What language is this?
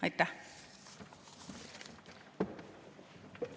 Estonian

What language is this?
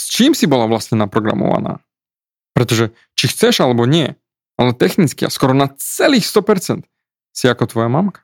Slovak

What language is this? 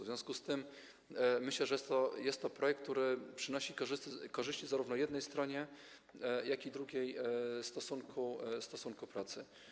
Polish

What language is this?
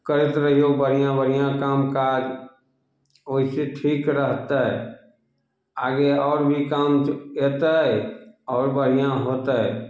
Maithili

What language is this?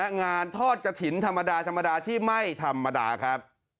Thai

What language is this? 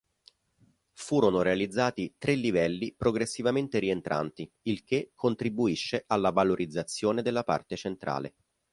Italian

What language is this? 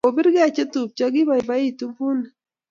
Kalenjin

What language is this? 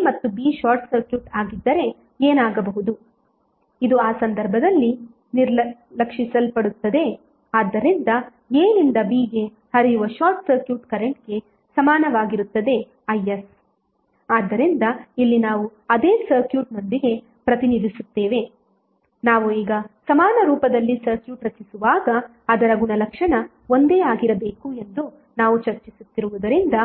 Kannada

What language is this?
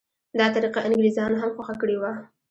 Pashto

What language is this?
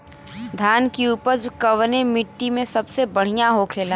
Bhojpuri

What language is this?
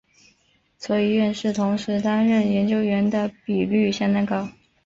Chinese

